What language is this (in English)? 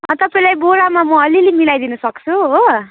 Nepali